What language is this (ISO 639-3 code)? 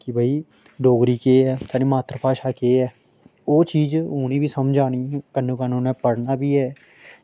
doi